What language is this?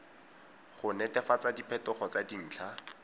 Tswana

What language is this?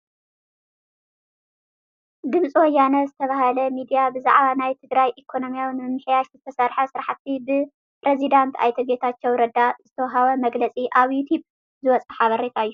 Tigrinya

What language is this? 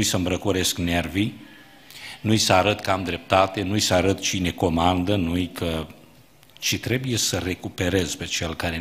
Romanian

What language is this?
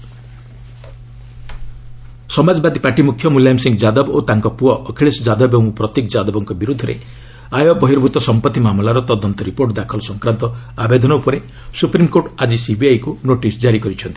Odia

